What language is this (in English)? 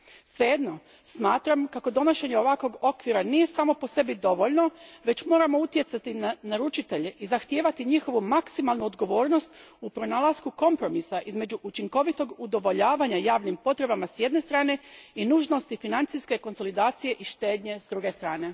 Croatian